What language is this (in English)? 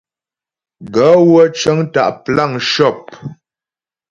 Ghomala